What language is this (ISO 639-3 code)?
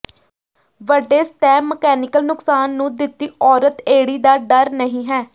pan